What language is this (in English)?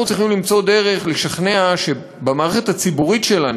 Hebrew